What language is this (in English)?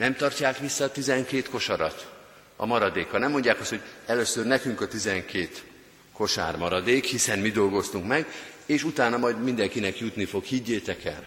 Hungarian